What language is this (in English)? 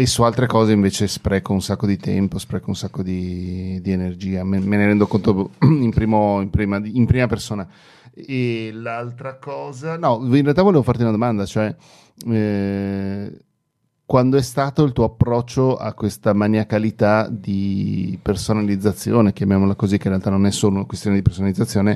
Italian